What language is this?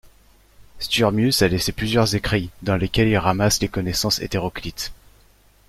French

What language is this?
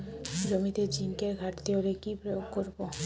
Bangla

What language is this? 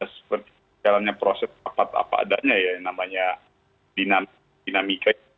Indonesian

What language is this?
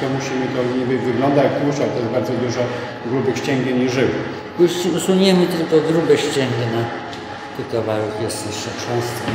Polish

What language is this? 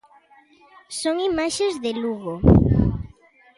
Galician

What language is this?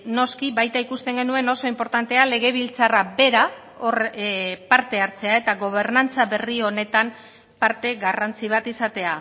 Basque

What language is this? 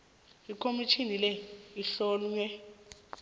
South Ndebele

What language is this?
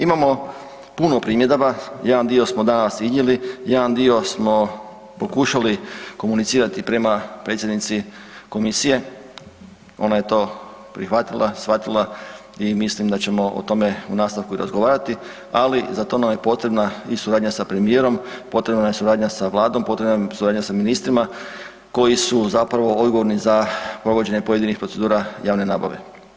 Croatian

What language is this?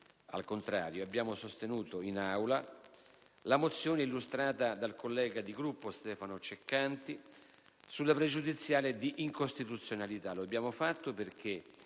Italian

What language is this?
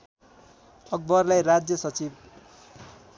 Nepali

